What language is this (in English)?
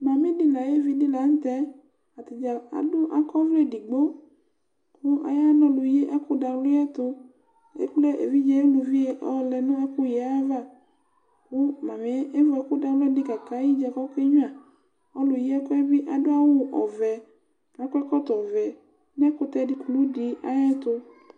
Ikposo